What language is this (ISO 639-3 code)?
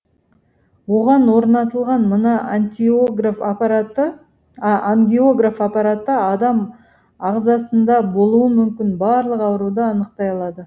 kaz